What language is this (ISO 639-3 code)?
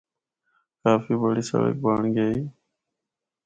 hno